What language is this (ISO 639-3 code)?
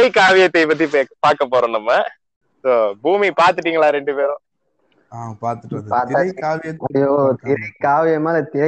tam